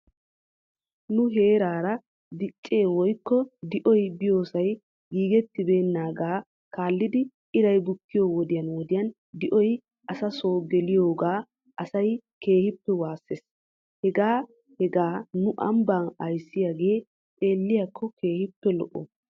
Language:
Wolaytta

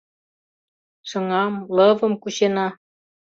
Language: Mari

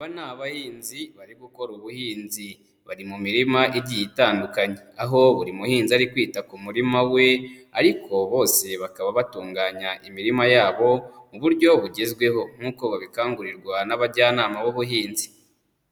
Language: Kinyarwanda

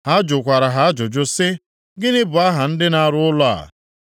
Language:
Igbo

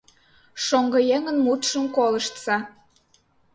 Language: Mari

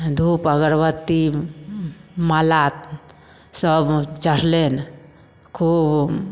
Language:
Maithili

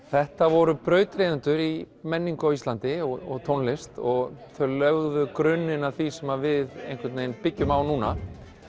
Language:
Icelandic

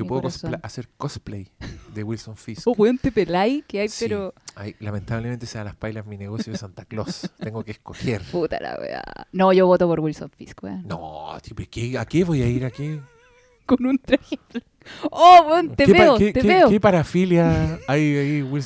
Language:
Spanish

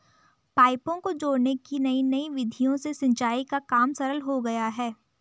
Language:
Hindi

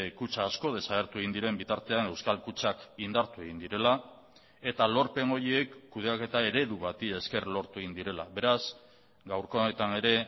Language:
Basque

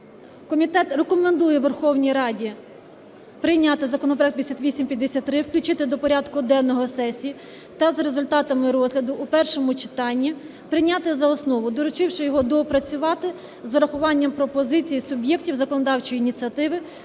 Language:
Ukrainian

